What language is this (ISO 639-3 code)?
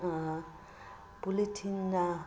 mni